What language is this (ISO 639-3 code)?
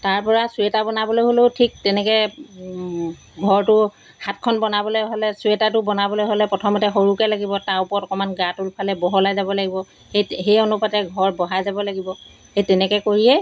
asm